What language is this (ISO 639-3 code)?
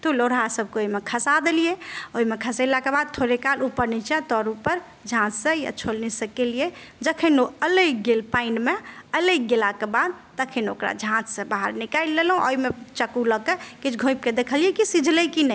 mai